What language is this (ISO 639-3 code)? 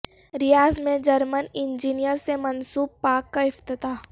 urd